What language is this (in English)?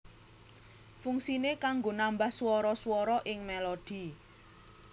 Javanese